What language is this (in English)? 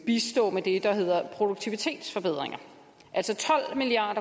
Danish